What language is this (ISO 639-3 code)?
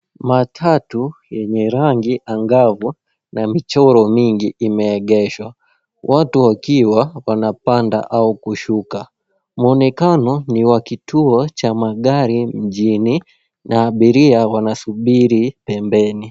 swa